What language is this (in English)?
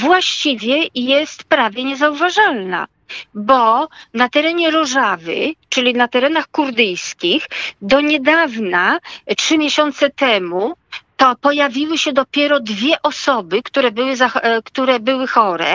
Polish